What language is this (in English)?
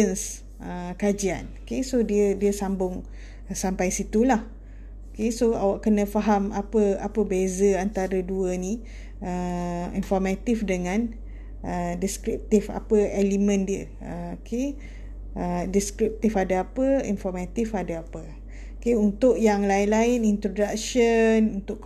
Malay